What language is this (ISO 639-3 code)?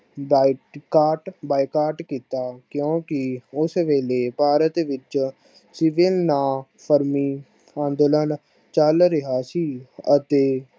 pan